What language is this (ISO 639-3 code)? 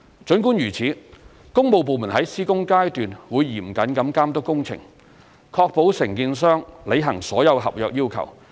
yue